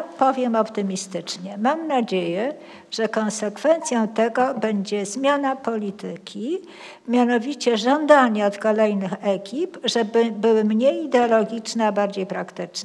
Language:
Polish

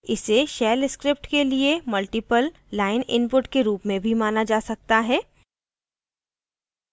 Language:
Hindi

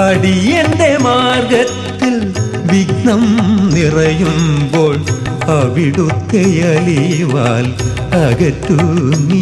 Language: Kannada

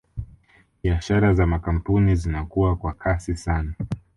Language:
Swahili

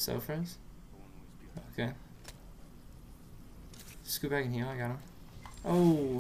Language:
English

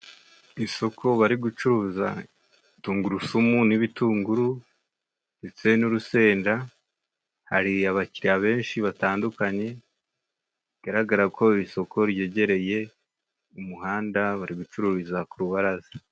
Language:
Kinyarwanda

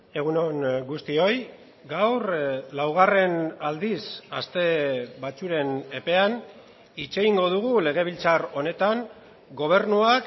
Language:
Basque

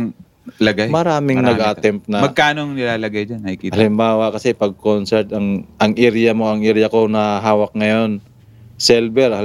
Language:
Filipino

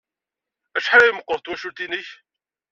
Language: Kabyle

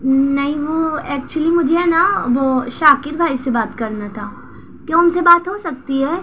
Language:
Urdu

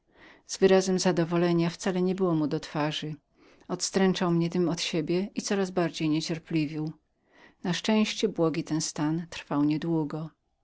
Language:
Polish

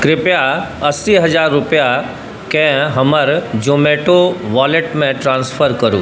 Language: Maithili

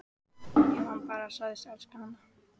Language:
Icelandic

